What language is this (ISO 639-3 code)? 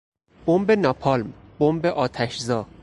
fas